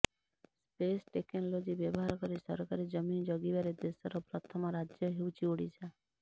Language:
Odia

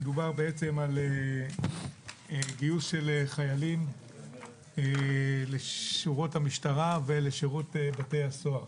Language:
Hebrew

